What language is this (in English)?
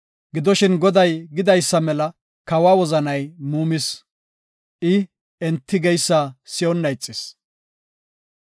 Gofa